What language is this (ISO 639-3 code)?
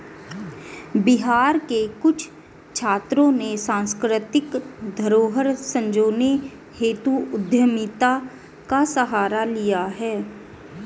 hin